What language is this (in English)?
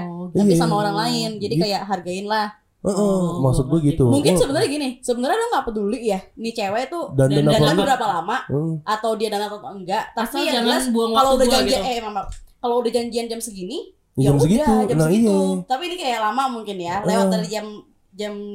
Indonesian